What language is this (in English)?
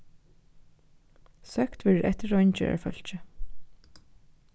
Faroese